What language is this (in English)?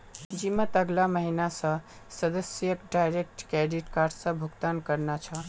Magahi